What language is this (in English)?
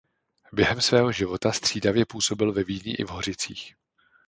Czech